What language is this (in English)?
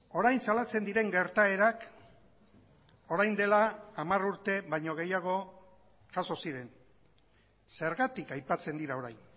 Basque